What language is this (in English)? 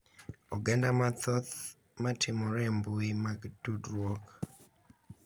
Luo (Kenya and Tanzania)